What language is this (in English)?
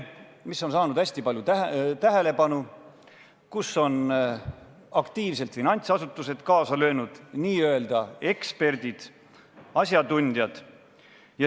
Estonian